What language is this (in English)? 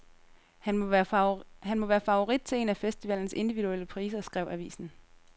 Danish